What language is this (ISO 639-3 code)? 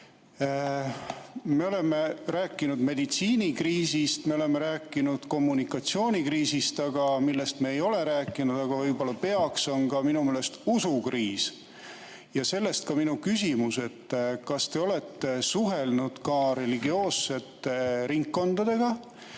est